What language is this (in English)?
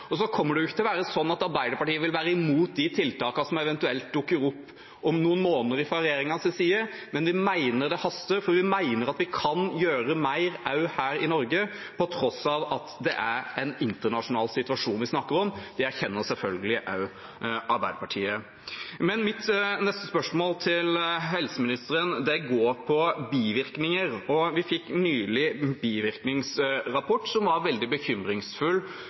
Norwegian Bokmål